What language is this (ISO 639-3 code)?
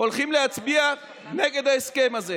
heb